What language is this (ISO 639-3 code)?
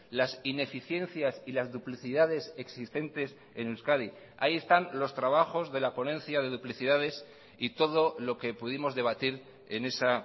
spa